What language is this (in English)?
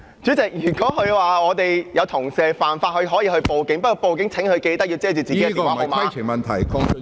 Cantonese